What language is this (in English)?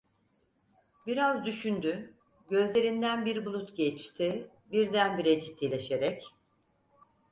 Turkish